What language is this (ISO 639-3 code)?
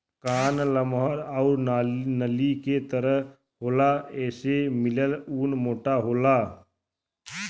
bho